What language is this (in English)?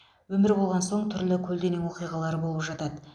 Kazakh